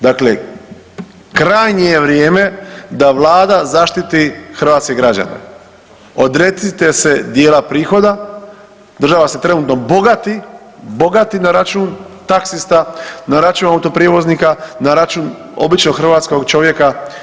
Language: Croatian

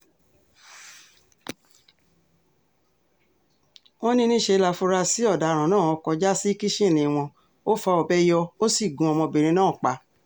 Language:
Yoruba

